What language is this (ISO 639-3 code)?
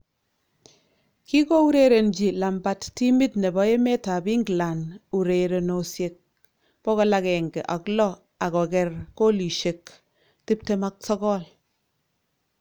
kln